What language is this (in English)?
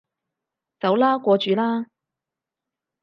Cantonese